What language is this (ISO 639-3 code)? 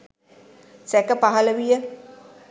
sin